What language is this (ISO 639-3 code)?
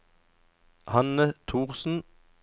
nor